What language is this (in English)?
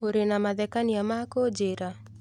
Kikuyu